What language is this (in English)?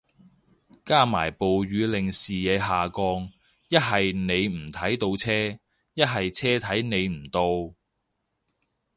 Cantonese